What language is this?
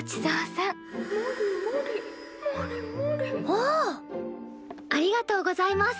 Japanese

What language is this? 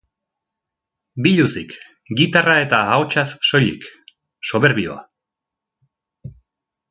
Basque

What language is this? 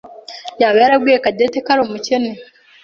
Kinyarwanda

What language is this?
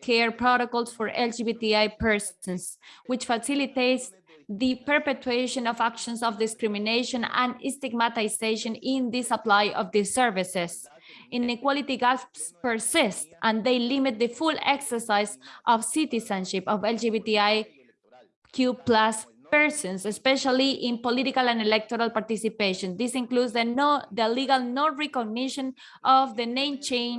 English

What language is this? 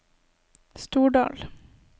Norwegian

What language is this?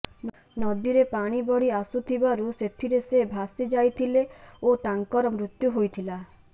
Odia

